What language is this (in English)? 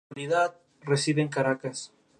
Spanish